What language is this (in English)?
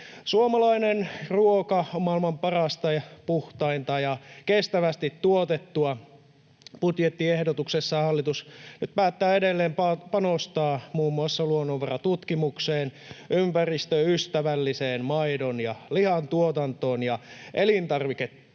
Finnish